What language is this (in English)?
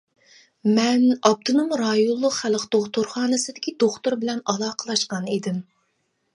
Uyghur